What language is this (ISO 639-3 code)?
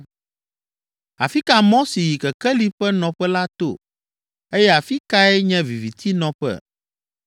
ewe